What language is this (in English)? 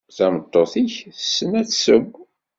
Kabyle